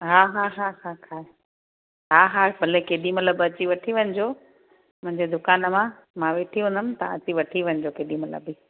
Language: Sindhi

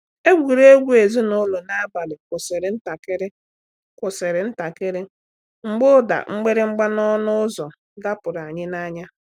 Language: Igbo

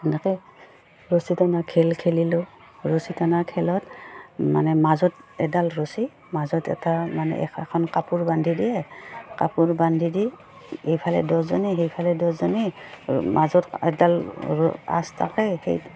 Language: Assamese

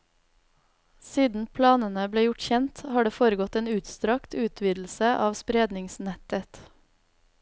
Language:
Norwegian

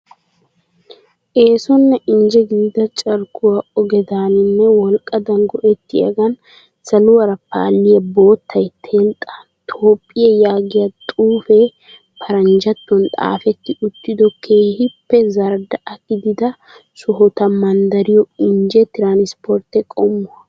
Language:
Wolaytta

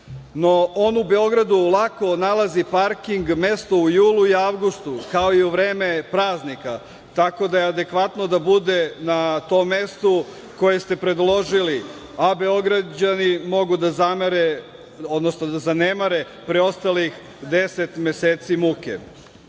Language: Serbian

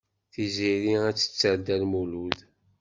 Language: Kabyle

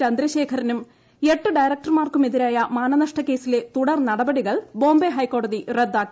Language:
Malayalam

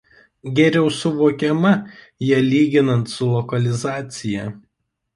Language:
Lithuanian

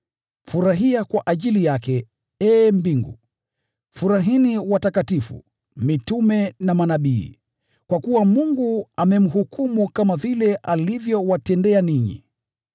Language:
Swahili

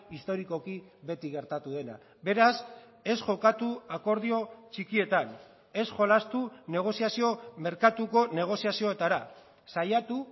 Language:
Basque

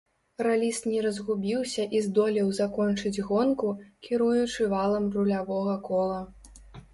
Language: Belarusian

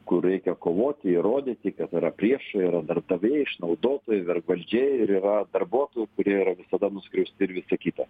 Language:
Lithuanian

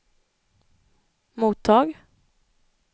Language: Swedish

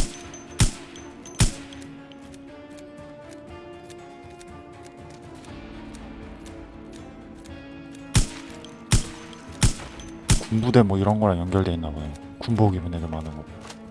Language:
Korean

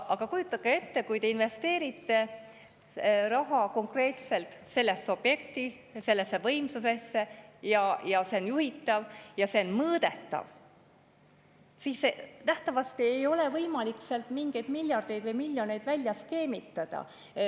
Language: Estonian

